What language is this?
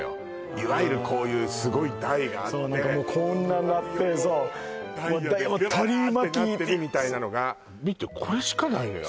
Japanese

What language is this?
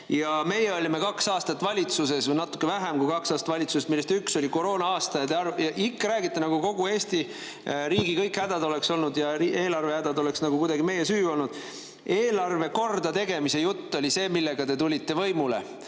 Estonian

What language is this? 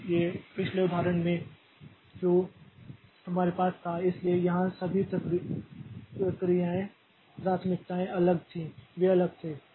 Hindi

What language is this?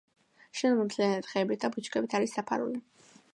Georgian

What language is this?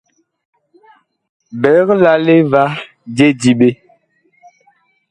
Bakoko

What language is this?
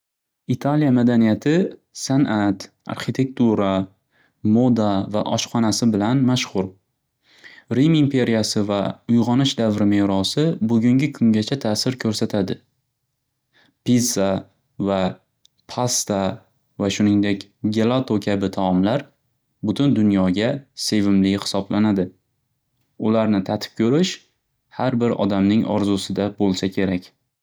Uzbek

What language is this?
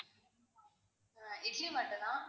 Tamil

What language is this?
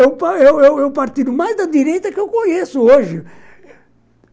Portuguese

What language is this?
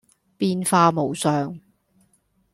Cantonese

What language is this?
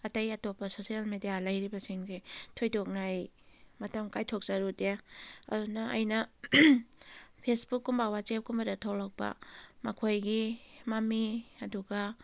Manipuri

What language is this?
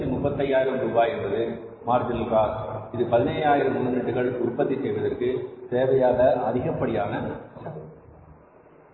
Tamil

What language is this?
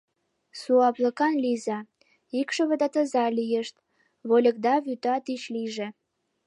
Mari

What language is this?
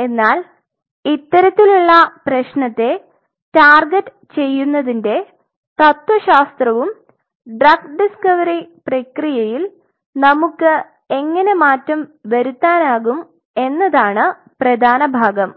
Malayalam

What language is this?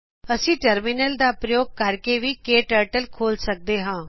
Punjabi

